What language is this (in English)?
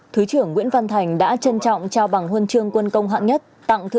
Vietnamese